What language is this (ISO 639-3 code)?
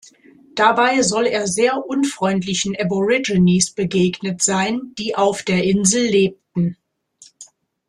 deu